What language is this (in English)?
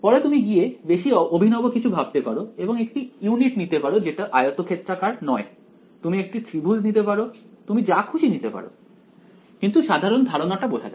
Bangla